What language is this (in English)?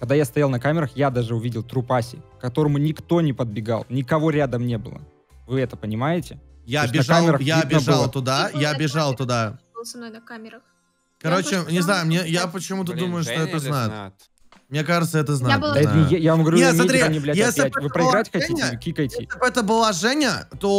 Russian